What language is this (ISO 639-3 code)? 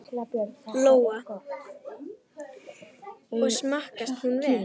isl